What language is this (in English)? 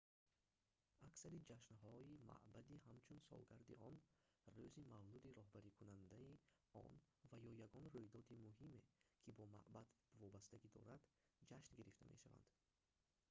Tajik